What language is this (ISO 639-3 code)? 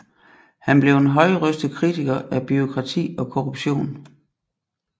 dan